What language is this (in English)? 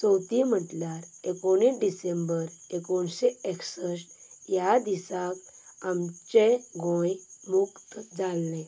Konkani